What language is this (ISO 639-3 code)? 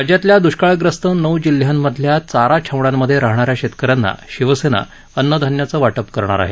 mar